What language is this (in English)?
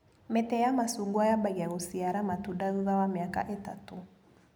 Kikuyu